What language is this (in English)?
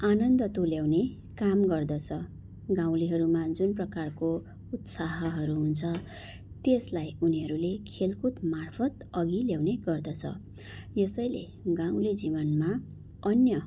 Nepali